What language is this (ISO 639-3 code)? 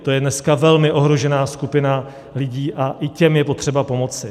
ces